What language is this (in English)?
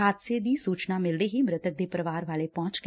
Punjabi